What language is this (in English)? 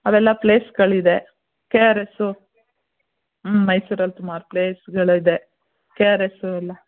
Kannada